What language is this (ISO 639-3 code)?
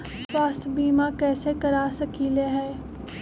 mag